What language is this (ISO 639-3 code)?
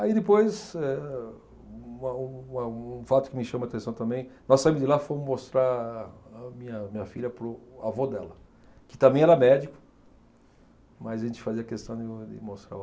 por